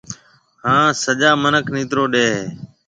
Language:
Marwari (Pakistan)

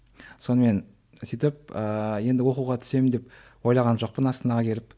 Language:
Kazakh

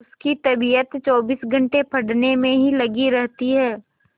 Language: Hindi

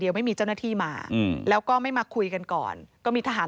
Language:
Thai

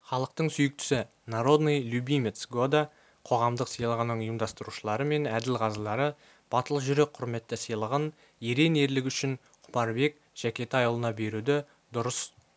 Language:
Kazakh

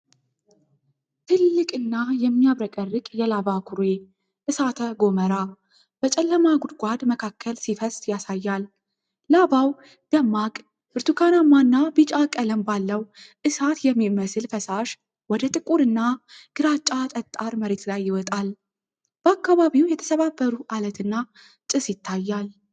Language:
Amharic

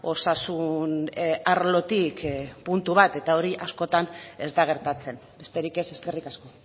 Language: Basque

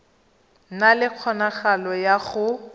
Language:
Tswana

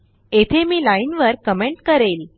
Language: Marathi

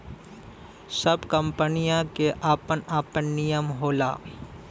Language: Bhojpuri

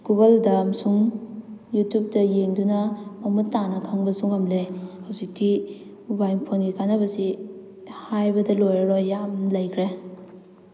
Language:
Manipuri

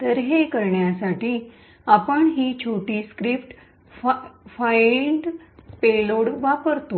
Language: Marathi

